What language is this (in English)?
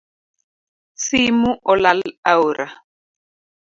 Luo (Kenya and Tanzania)